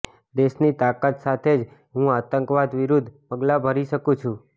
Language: Gujarati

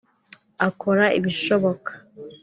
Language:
Kinyarwanda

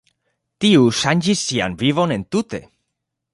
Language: Esperanto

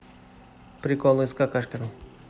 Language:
Russian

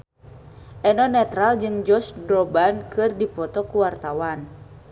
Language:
Sundanese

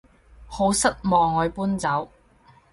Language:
Cantonese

